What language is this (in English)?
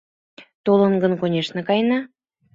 Mari